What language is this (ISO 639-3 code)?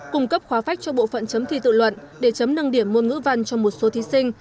vie